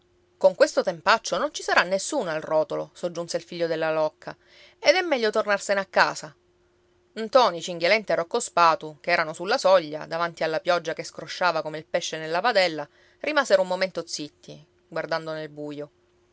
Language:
Italian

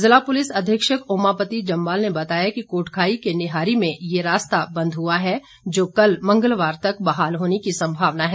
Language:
Hindi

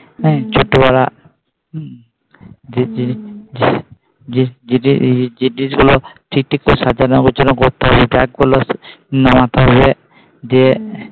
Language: Bangla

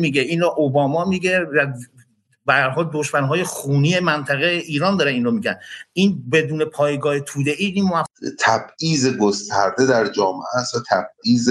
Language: Persian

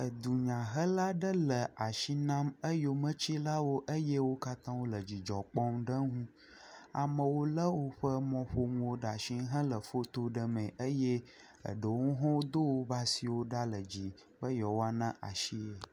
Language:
Ewe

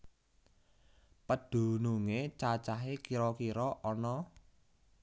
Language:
Javanese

